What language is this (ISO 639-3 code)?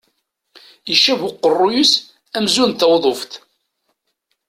kab